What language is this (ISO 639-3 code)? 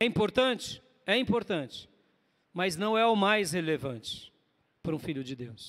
por